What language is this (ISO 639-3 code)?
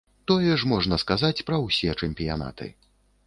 bel